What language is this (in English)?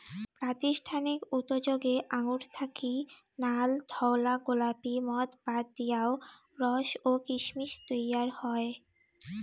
Bangla